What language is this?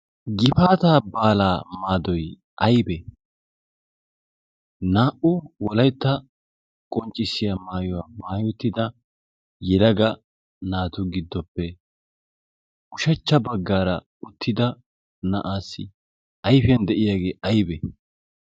Wolaytta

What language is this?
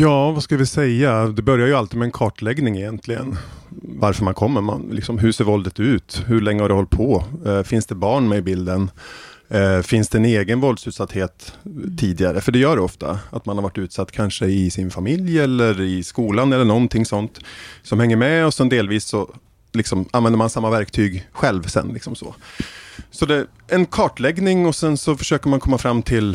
Swedish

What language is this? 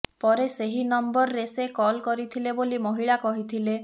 Odia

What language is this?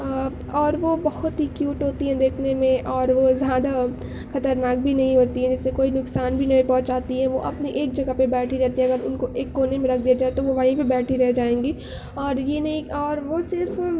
Urdu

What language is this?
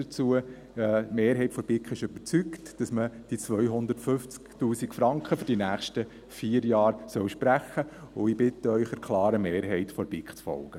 Swiss German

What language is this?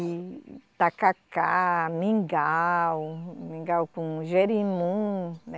Portuguese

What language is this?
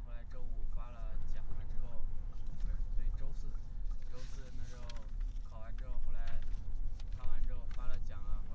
Chinese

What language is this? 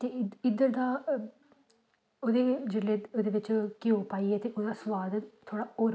Dogri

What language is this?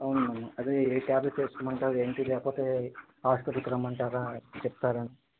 Telugu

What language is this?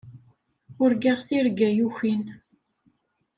Kabyle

